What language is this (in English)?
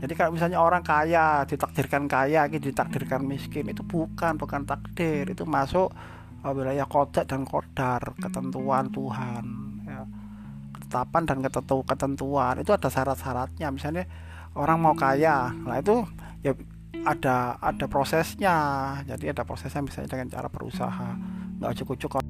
Indonesian